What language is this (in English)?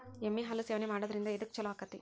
Kannada